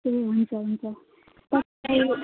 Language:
Nepali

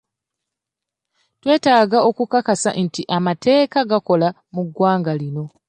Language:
Ganda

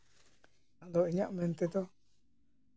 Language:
Santali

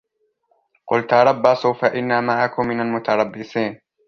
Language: Arabic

